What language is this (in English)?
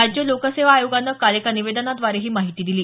Marathi